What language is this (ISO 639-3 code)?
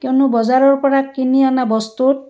asm